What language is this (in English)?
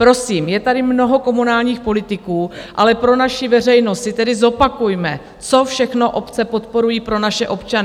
Czech